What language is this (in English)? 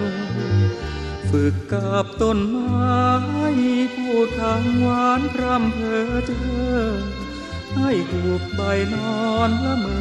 Thai